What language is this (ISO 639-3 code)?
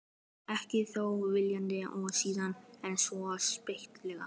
isl